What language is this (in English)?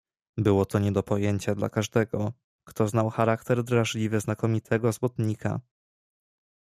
Polish